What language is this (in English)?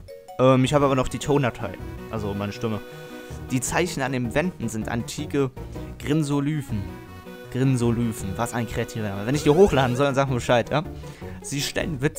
German